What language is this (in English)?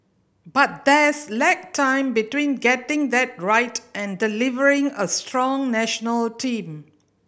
English